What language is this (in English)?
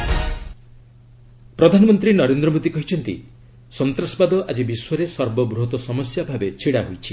Odia